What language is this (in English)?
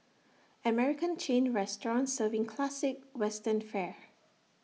English